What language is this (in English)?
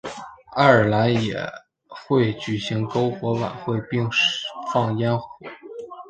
Chinese